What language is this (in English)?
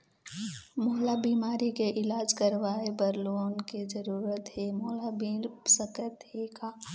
Chhattisgarhi